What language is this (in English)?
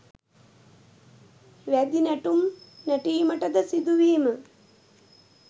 Sinhala